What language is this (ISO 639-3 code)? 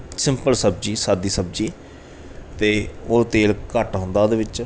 pan